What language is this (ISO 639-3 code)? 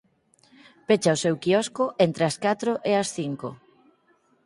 glg